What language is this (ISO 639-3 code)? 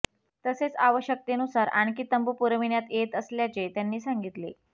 mar